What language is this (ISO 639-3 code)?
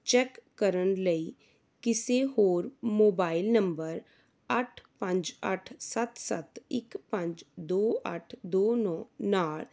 pan